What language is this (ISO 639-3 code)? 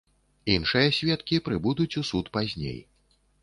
bel